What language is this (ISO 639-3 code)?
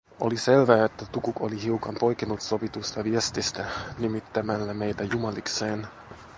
fin